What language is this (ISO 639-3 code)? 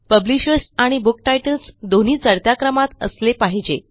mar